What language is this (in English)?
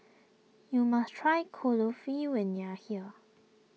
English